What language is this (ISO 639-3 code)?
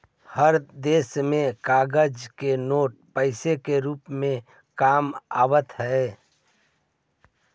mag